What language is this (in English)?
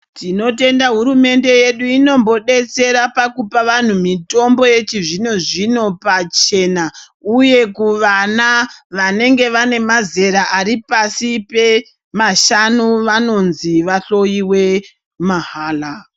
Ndau